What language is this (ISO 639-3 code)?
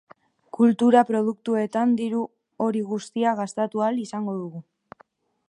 eus